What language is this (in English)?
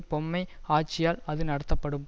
Tamil